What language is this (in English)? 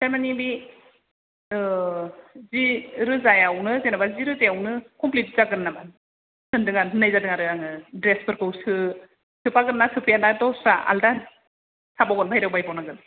Bodo